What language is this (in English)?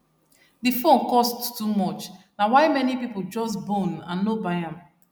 Nigerian Pidgin